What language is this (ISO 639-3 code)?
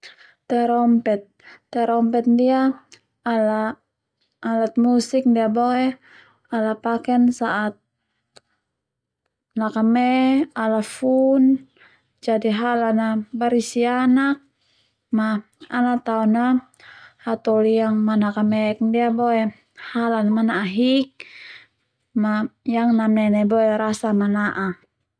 twu